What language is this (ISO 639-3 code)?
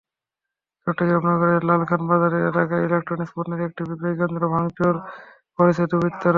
ben